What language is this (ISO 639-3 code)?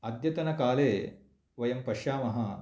san